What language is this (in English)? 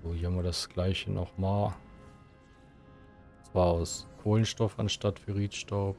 German